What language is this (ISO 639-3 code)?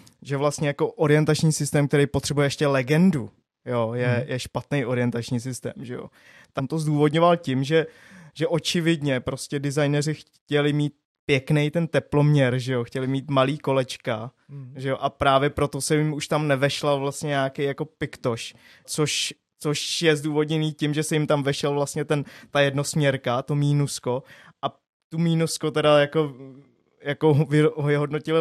ces